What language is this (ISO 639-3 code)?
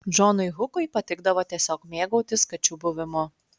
lit